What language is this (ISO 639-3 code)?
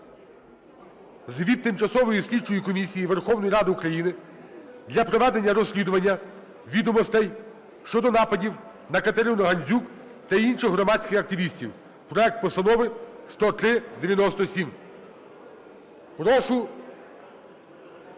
ukr